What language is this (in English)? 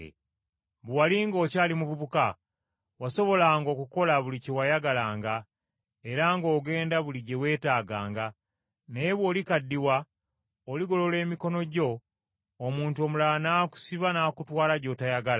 Ganda